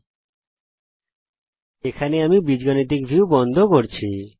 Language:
Bangla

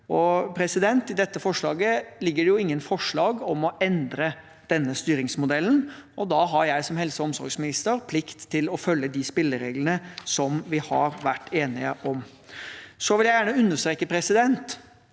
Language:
Norwegian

